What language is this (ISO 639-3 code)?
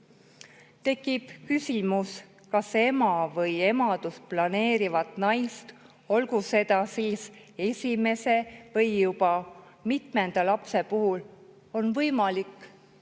est